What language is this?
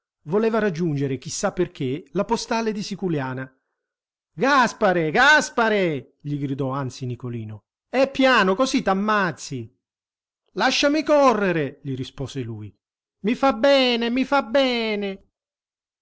Italian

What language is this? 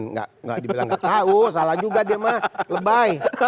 Indonesian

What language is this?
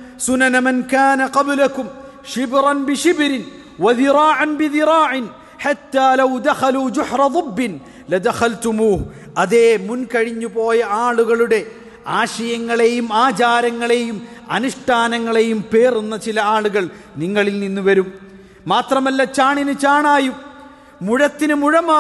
Arabic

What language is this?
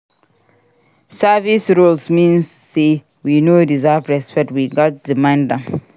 Nigerian Pidgin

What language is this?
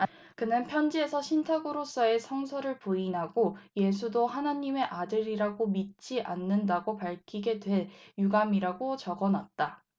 Korean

